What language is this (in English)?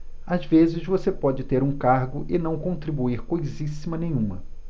Portuguese